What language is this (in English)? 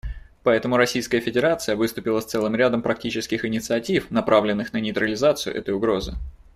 Russian